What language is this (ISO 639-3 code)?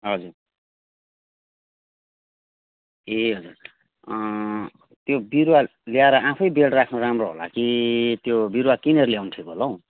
nep